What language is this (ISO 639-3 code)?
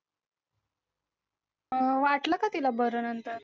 mar